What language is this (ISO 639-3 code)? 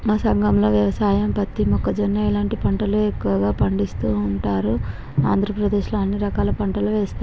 tel